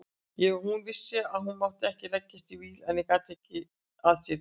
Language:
Icelandic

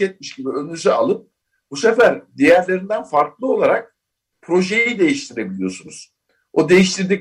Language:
Turkish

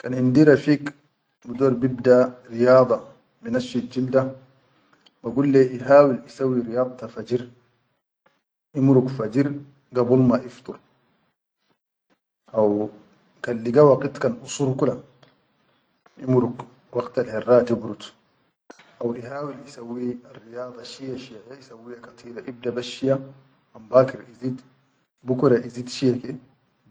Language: Chadian Arabic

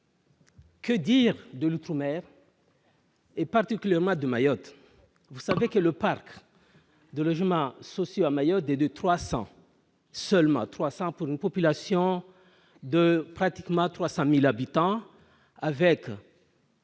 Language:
French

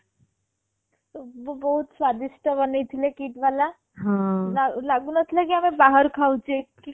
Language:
Odia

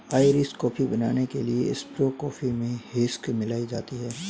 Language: Hindi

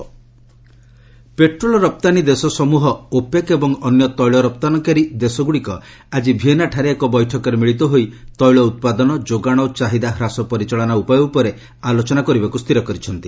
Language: Odia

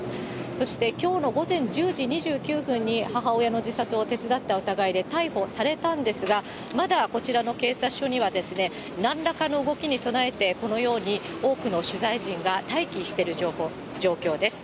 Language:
Japanese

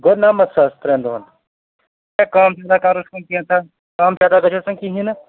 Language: Kashmiri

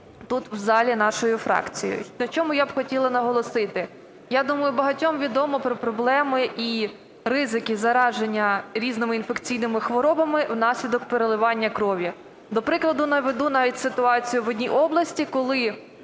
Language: Ukrainian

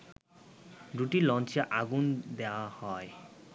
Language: Bangla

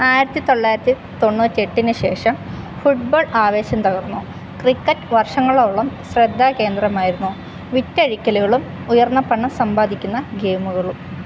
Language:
Malayalam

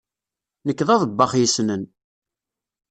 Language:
Kabyle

